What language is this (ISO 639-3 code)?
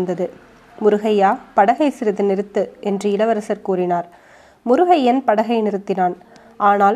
tam